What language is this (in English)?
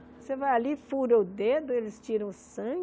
Portuguese